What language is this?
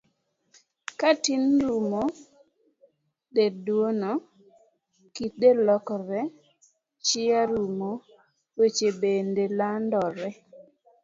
Luo (Kenya and Tanzania)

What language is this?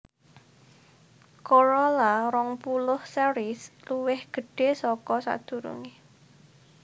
Javanese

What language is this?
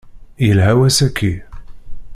Kabyle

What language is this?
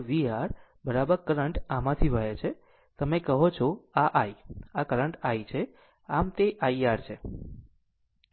Gujarati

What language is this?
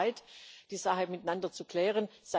German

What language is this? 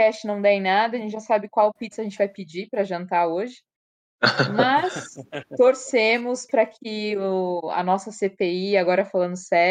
Portuguese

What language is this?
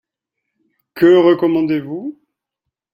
French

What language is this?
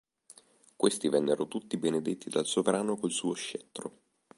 Italian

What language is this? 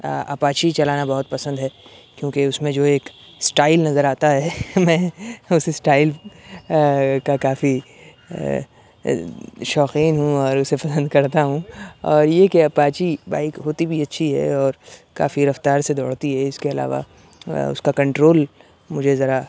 Urdu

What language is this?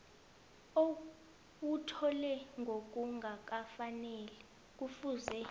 South Ndebele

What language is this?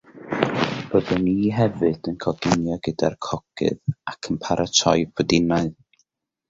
Welsh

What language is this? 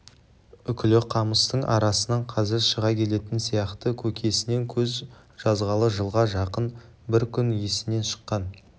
Kazakh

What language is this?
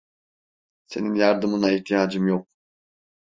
Turkish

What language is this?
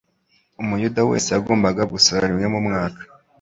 Kinyarwanda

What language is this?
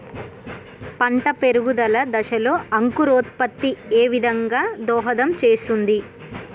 Telugu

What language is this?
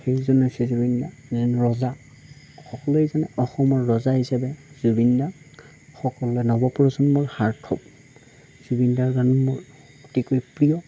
Assamese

